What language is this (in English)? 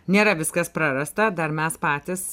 Lithuanian